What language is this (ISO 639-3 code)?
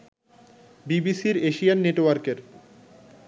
ben